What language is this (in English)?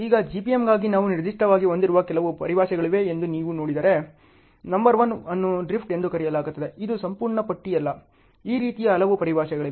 Kannada